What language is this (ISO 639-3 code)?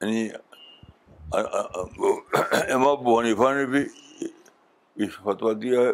urd